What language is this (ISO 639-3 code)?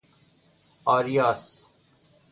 fas